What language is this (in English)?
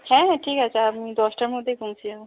Bangla